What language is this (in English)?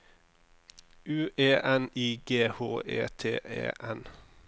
Norwegian